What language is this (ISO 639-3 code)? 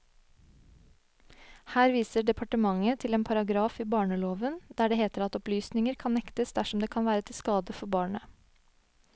nor